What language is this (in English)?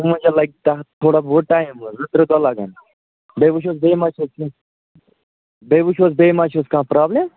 Kashmiri